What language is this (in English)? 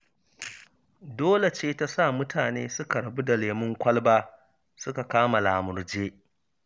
Hausa